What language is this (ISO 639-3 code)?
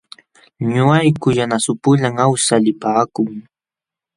qxw